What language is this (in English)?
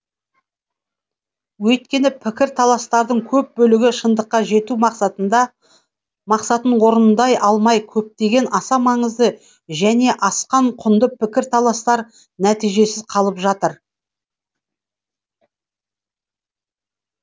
Kazakh